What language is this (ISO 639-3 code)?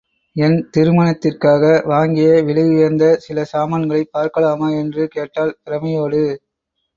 tam